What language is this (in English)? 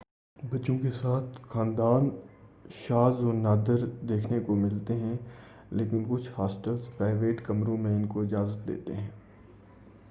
Urdu